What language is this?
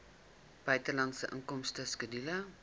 Afrikaans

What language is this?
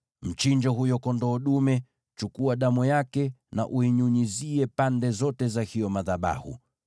Swahili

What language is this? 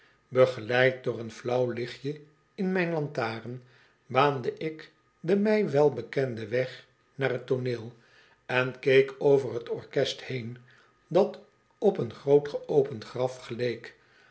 Dutch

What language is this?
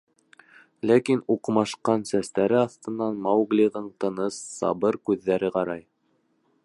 Bashkir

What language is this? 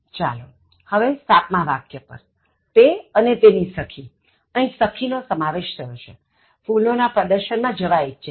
Gujarati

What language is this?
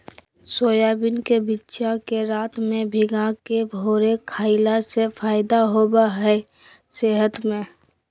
Magahi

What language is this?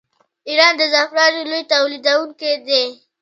Pashto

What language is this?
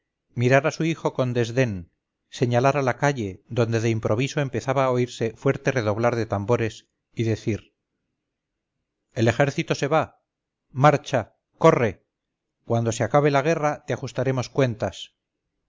Spanish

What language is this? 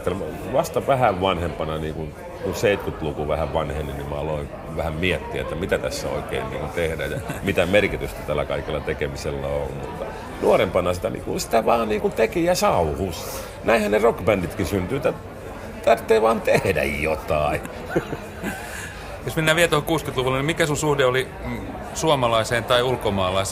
Finnish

